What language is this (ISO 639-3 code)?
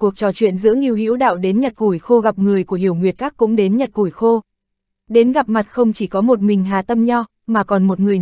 vie